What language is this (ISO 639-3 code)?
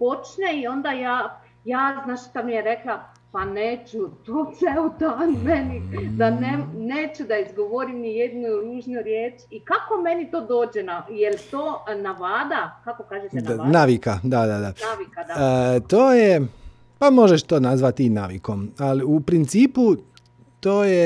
hrv